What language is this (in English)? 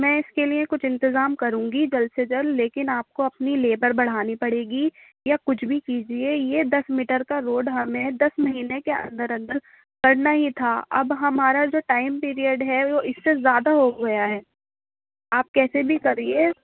Urdu